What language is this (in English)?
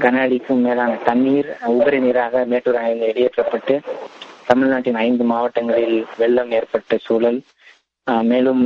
Tamil